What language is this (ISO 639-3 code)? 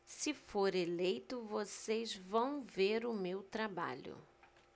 por